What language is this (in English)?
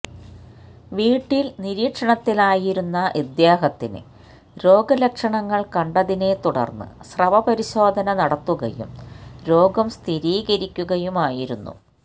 Malayalam